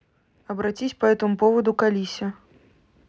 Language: Russian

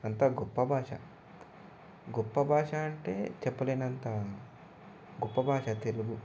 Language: Telugu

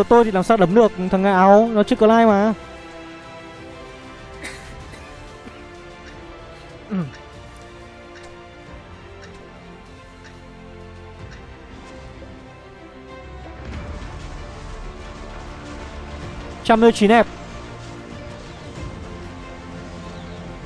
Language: Vietnamese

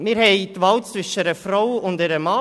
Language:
Swiss German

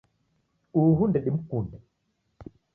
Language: Taita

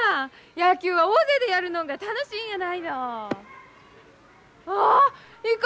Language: Japanese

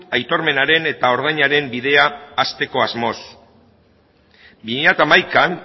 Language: Basque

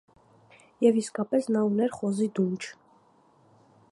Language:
Armenian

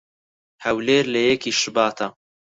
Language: Central Kurdish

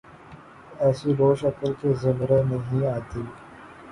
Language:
Urdu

